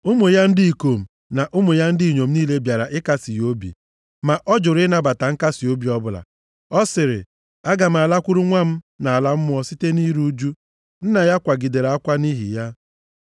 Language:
Igbo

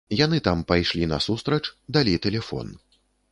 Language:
Belarusian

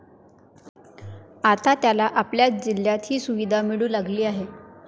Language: Marathi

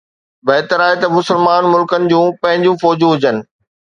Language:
Sindhi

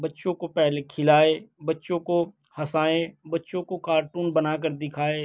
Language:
Urdu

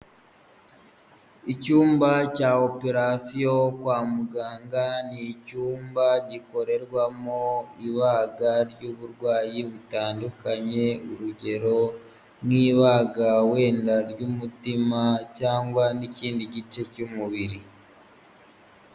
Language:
Kinyarwanda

